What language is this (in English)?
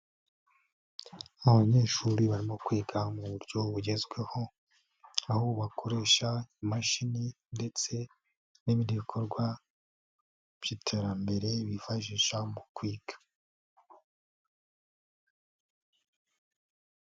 Kinyarwanda